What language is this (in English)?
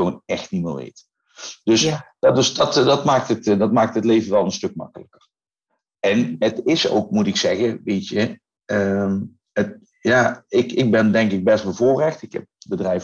Dutch